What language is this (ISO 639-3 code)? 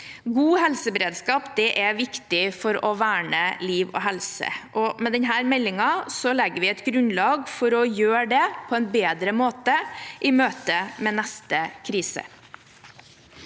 nor